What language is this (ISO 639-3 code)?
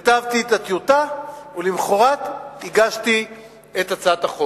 heb